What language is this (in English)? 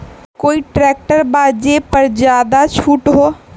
Magahi